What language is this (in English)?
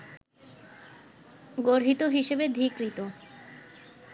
Bangla